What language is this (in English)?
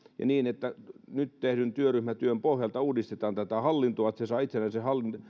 Finnish